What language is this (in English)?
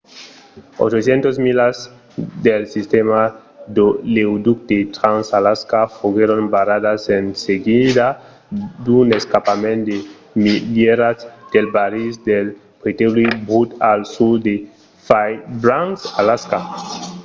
Occitan